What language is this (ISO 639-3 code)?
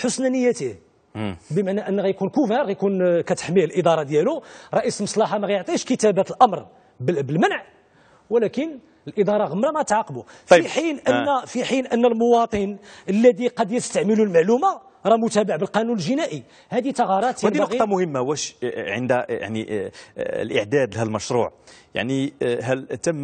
ara